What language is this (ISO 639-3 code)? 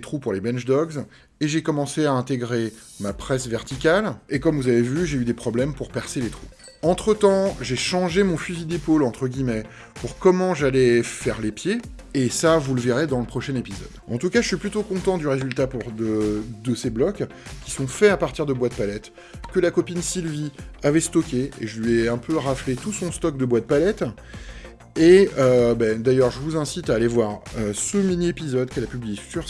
fra